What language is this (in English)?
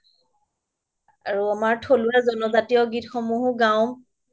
Assamese